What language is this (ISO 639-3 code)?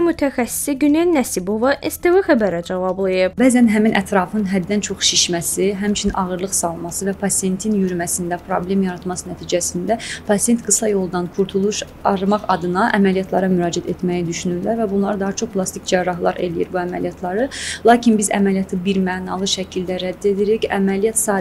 tur